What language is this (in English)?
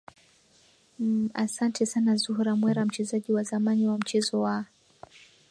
Swahili